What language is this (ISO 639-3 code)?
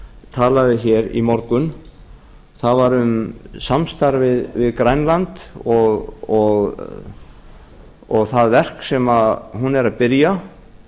isl